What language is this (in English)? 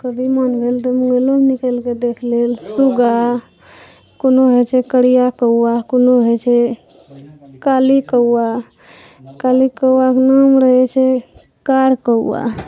Maithili